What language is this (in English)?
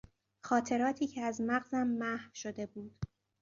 Persian